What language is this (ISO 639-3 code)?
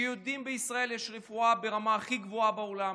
heb